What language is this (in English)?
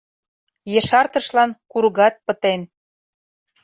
Mari